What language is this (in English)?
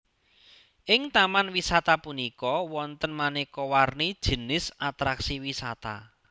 Javanese